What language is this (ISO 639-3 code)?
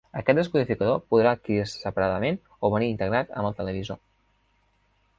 cat